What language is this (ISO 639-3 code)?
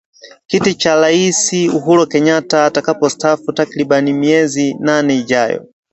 swa